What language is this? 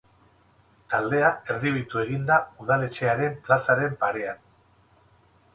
Basque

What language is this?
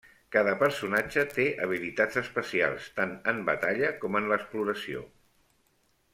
Catalan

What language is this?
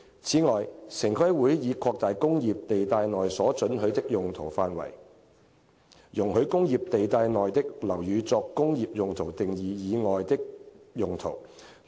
Cantonese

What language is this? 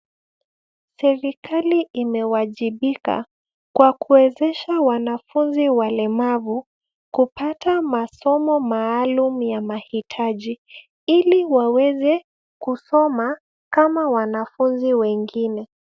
Swahili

